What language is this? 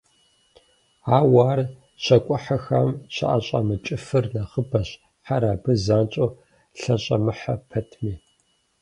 Kabardian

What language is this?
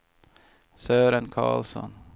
Swedish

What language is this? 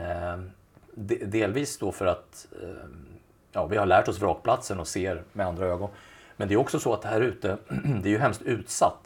Swedish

